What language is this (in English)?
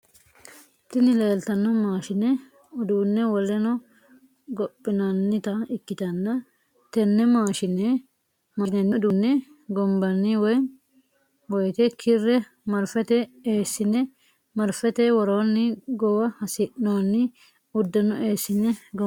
Sidamo